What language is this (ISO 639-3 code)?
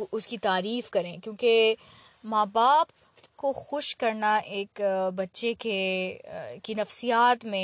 urd